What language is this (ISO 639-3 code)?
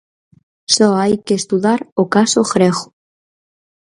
glg